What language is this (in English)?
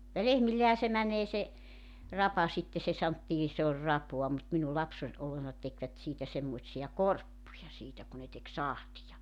Finnish